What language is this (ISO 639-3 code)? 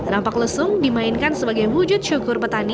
ind